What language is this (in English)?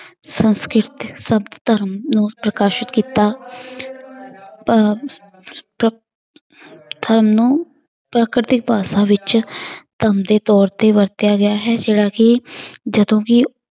Punjabi